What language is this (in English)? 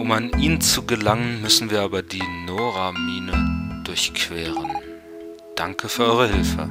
German